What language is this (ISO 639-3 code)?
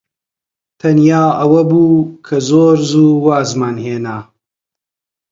ckb